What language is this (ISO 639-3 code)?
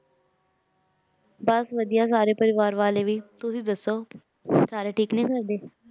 pan